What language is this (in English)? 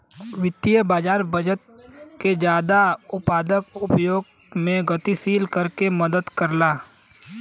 Bhojpuri